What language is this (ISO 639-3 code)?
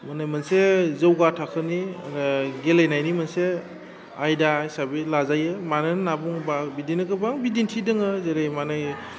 brx